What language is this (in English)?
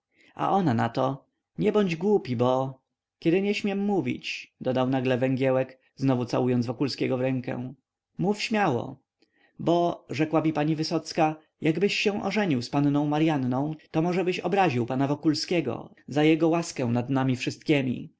Polish